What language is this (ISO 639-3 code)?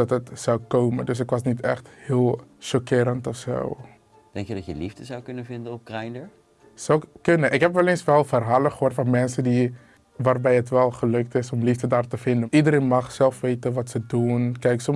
nld